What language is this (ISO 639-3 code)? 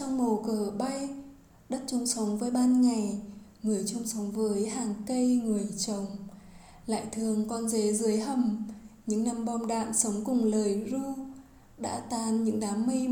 vie